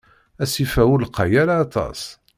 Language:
Kabyle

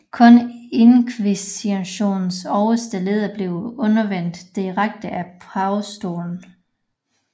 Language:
Danish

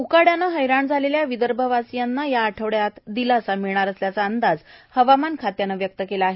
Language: Marathi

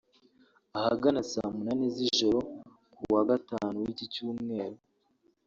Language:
Kinyarwanda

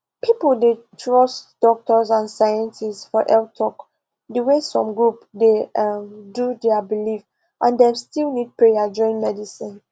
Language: Nigerian Pidgin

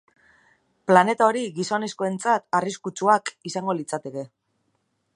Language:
Basque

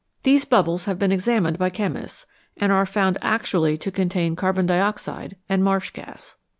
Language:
English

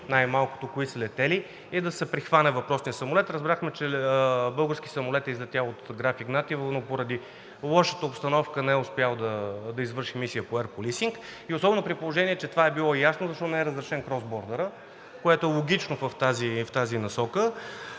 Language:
Bulgarian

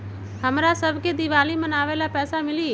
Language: Magahi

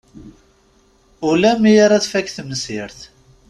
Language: Kabyle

